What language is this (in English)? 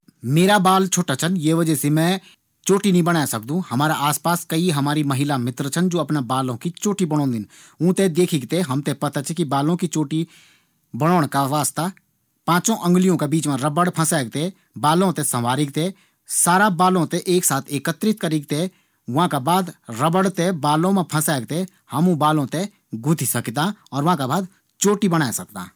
Garhwali